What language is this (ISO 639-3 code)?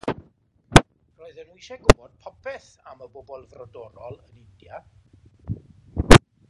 cym